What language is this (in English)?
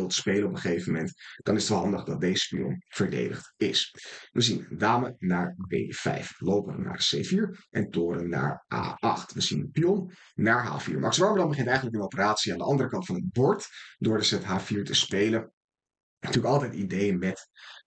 Dutch